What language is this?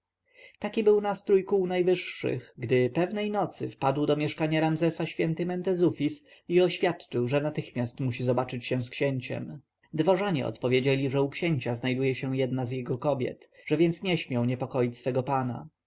Polish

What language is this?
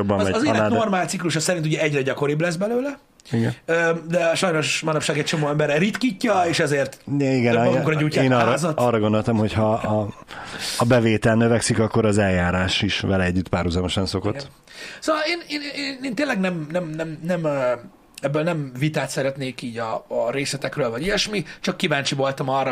Hungarian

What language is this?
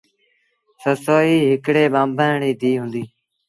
Sindhi Bhil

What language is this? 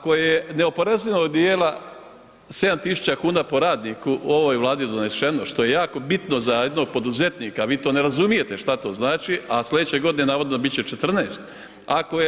Croatian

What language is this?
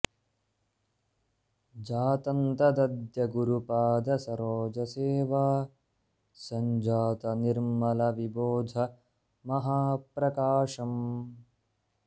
Sanskrit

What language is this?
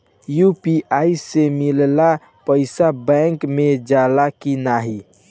Bhojpuri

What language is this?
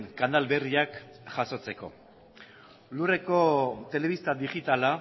Basque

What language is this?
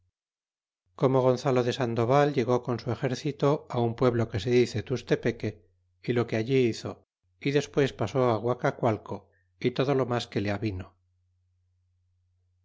Spanish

